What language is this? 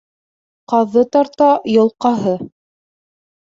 Bashkir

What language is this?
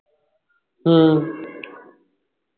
Punjabi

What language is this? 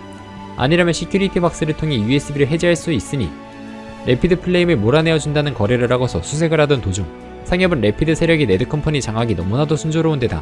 Korean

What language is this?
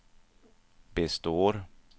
Swedish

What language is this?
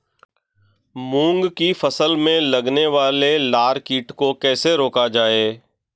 Hindi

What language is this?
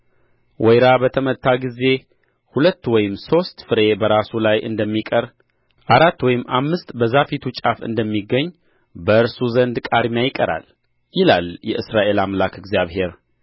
Amharic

